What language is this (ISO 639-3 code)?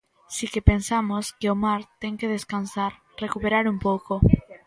glg